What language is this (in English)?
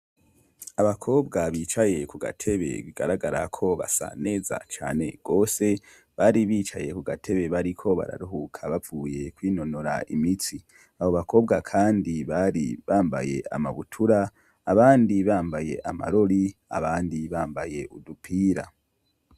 Rundi